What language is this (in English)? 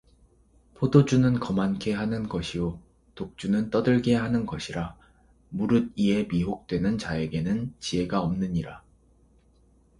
Korean